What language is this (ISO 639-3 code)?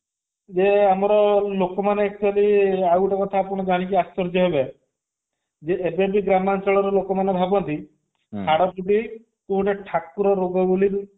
ori